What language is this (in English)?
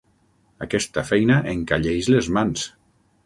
Catalan